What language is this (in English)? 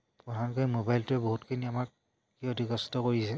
Assamese